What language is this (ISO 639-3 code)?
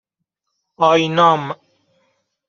fas